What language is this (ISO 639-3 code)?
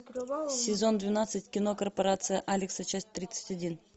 rus